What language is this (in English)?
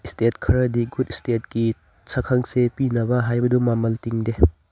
Manipuri